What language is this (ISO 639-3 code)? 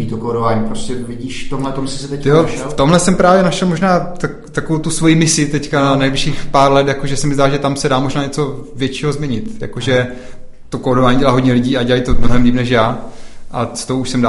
ces